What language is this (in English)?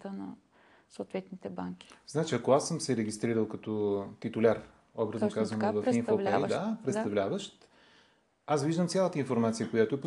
Bulgarian